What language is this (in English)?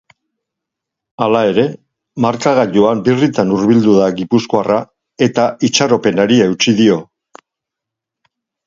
Basque